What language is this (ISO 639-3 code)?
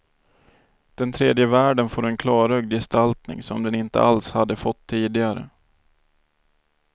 swe